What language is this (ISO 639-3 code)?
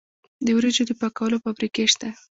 pus